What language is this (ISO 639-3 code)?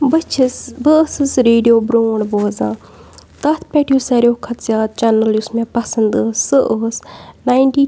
kas